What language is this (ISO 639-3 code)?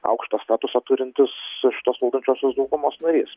lit